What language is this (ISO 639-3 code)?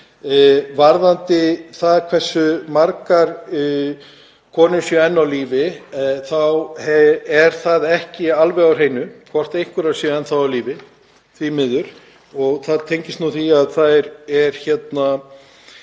isl